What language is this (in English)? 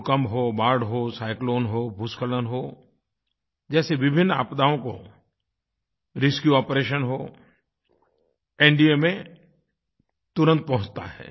Hindi